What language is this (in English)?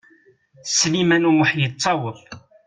Kabyle